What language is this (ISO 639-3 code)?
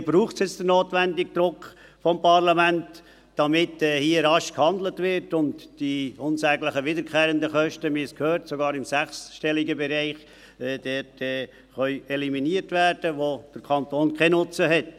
gsw